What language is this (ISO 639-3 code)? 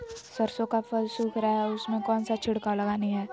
mag